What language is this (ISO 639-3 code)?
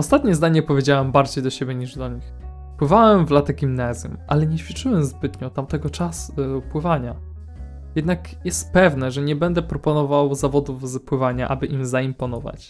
pol